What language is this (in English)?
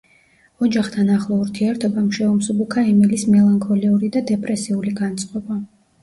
Georgian